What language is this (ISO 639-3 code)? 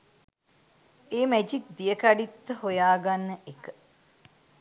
sin